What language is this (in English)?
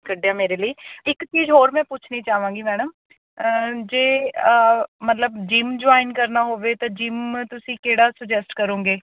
Punjabi